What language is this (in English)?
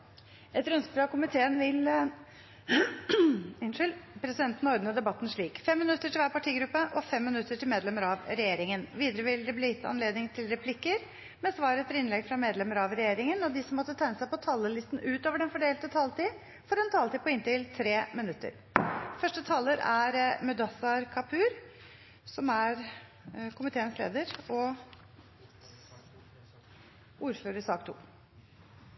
Norwegian Bokmål